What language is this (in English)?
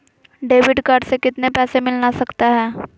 Magahi